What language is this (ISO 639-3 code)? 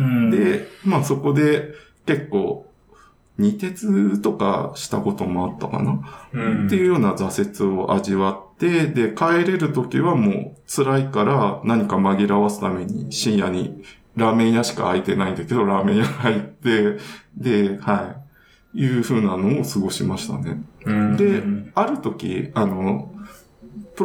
jpn